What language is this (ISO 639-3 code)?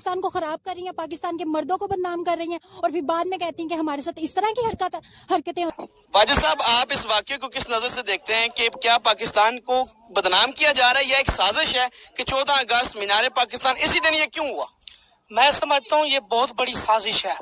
pan